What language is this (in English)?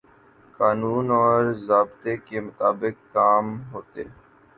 Urdu